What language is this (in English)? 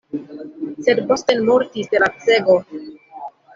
Esperanto